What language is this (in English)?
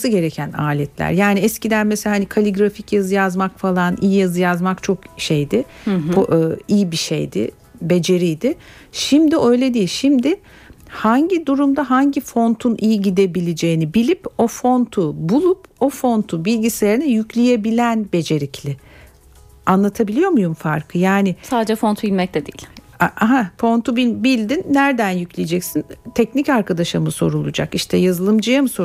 Turkish